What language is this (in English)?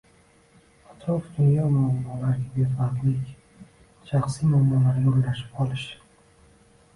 Uzbek